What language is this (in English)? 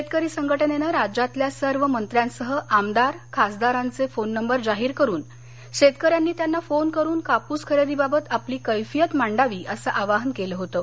Marathi